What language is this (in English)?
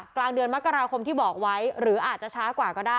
Thai